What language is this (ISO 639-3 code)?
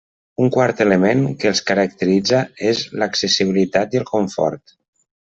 cat